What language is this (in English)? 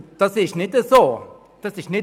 Swiss German